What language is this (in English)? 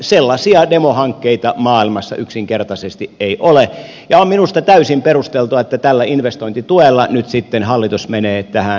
Finnish